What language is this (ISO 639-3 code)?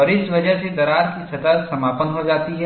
hin